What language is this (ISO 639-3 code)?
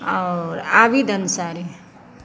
mai